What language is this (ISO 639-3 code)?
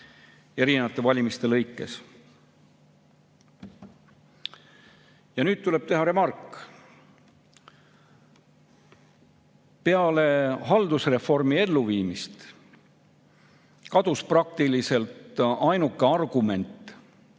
est